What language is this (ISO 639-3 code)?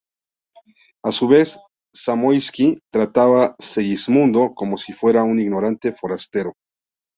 spa